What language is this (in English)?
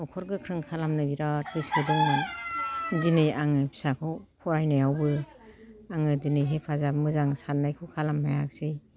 Bodo